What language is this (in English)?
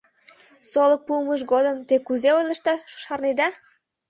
Mari